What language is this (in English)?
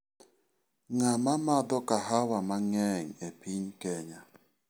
Luo (Kenya and Tanzania)